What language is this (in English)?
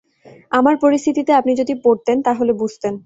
Bangla